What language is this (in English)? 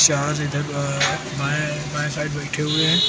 Hindi